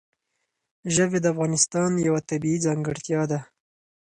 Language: Pashto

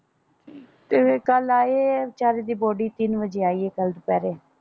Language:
Punjabi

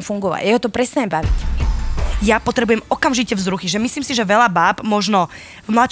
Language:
Slovak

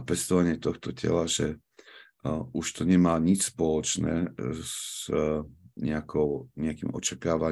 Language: Slovak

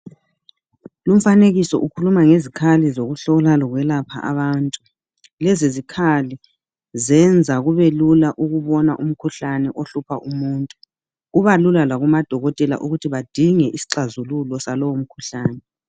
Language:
North Ndebele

